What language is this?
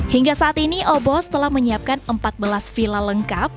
Indonesian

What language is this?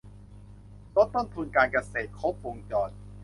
Thai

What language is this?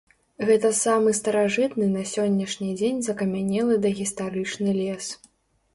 Belarusian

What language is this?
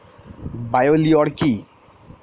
Bangla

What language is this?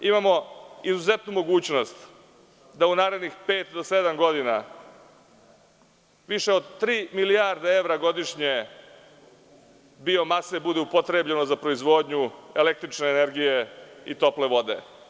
Serbian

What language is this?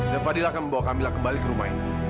Indonesian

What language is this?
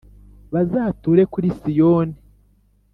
Kinyarwanda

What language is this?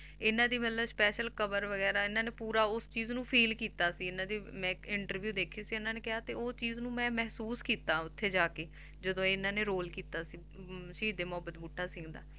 Punjabi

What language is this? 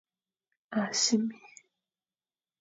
Fang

